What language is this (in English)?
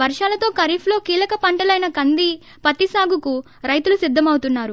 Telugu